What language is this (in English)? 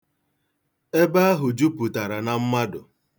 Igbo